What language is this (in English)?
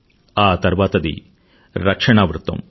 Telugu